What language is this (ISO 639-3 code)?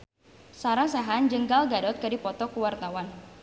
sun